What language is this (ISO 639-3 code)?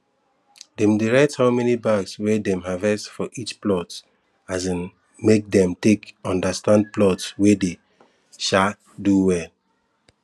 pcm